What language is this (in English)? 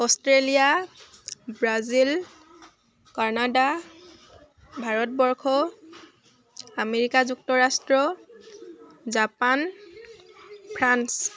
Assamese